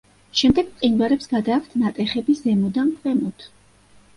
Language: Georgian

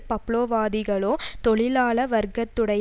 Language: Tamil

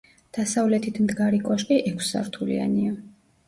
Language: Georgian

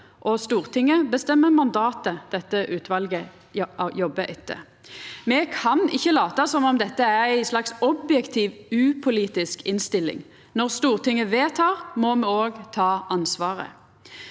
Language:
Norwegian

